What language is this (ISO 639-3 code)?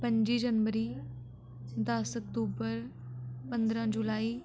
doi